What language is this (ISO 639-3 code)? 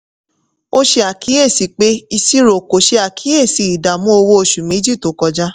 yor